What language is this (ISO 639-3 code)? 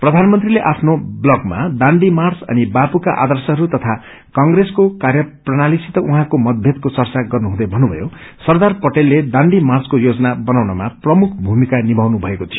nep